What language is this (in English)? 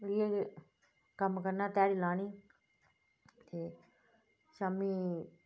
Dogri